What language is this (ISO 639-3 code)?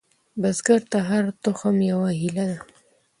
pus